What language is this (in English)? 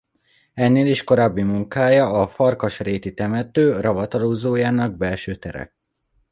Hungarian